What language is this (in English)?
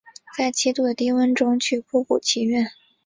Chinese